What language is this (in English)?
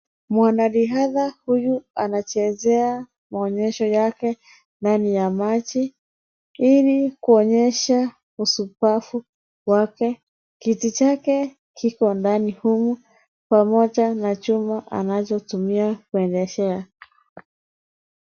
Swahili